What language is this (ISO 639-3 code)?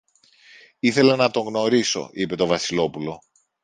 ell